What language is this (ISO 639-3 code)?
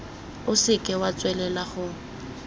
tsn